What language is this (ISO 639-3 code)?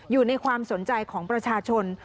tha